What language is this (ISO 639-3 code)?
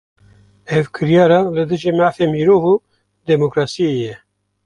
kur